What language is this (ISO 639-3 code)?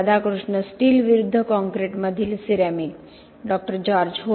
mar